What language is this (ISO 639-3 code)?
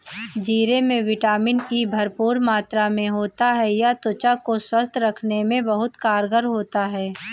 hin